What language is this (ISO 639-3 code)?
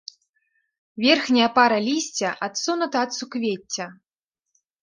bel